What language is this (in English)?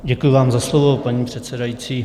Czech